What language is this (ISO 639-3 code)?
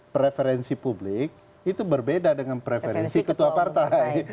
ind